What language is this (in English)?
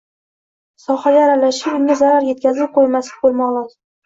Uzbek